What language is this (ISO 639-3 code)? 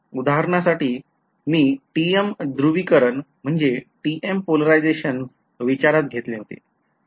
mar